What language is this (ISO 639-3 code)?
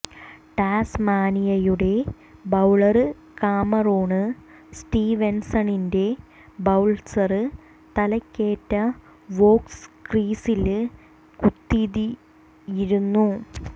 mal